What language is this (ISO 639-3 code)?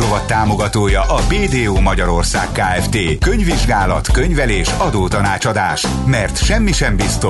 hun